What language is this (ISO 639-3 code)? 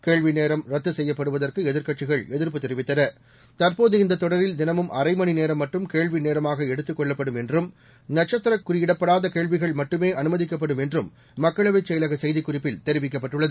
tam